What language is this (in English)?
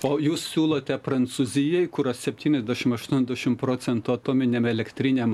Lithuanian